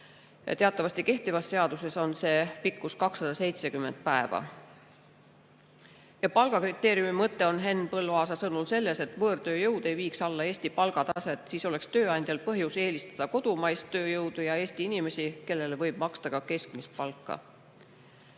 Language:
Estonian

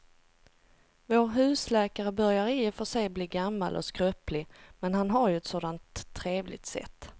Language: Swedish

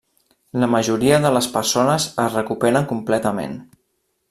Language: Catalan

